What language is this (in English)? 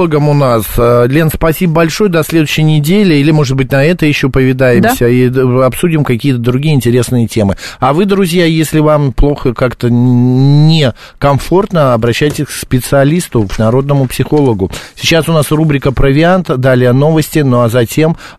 Russian